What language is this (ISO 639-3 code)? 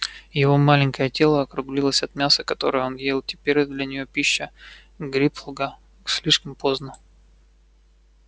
rus